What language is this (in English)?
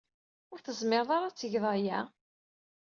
Kabyle